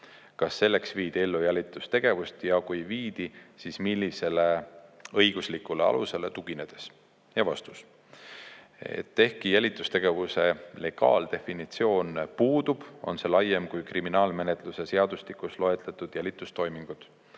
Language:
Estonian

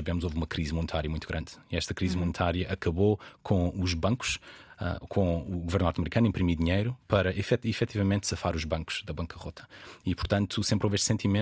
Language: Portuguese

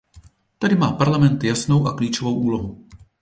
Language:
Czech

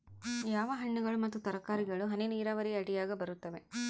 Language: Kannada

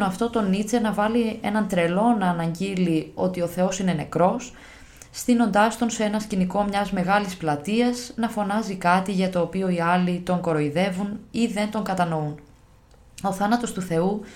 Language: Greek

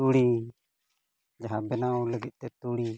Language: Santali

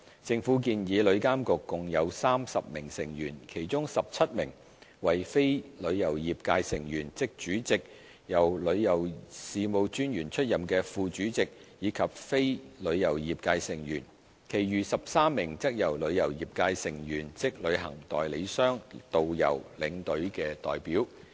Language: Cantonese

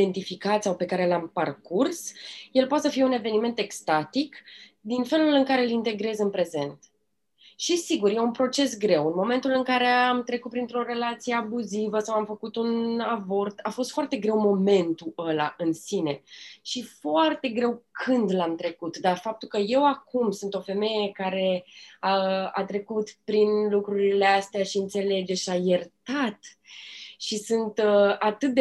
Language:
Romanian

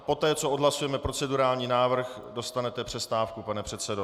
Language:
Czech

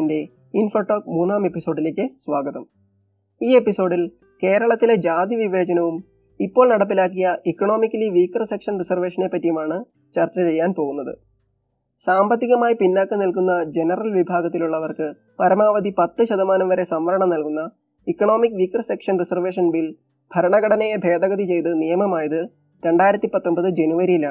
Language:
Malayalam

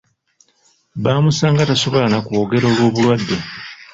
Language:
Ganda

